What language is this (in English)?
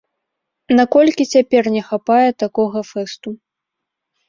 Belarusian